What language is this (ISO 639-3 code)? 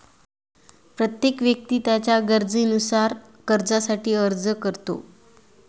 mar